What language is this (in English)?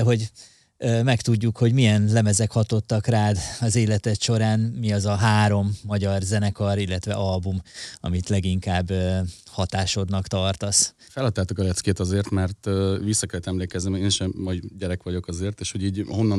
Hungarian